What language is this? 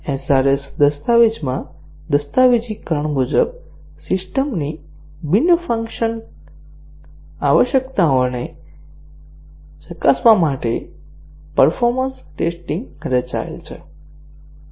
Gujarati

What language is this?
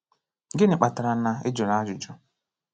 Igbo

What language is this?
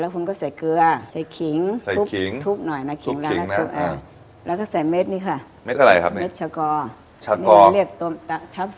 Thai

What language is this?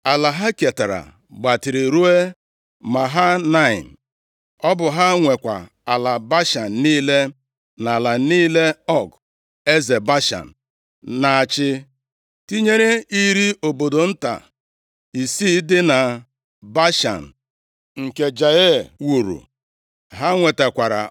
Igbo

